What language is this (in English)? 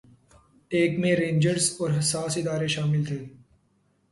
Urdu